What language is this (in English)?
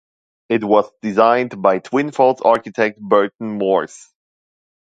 English